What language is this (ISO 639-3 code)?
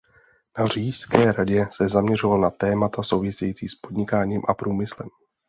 ces